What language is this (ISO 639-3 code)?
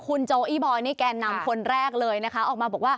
tha